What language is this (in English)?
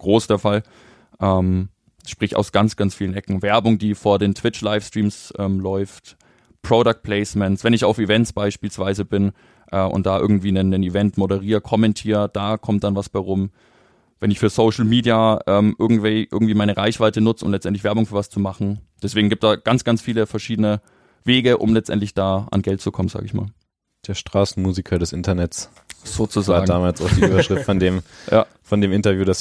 German